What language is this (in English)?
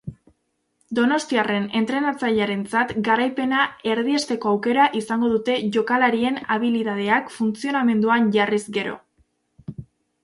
Basque